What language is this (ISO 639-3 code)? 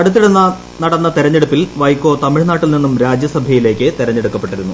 mal